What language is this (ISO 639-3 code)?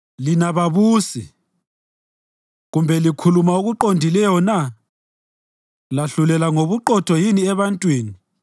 nde